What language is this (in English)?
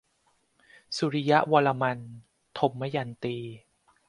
Thai